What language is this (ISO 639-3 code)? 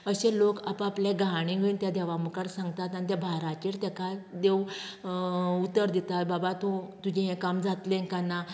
kok